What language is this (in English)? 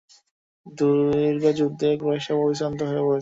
Bangla